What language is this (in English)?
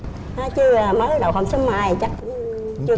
Vietnamese